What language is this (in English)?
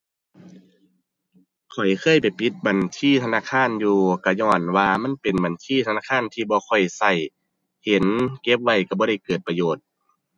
Thai